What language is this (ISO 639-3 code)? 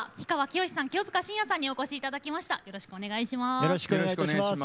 jpn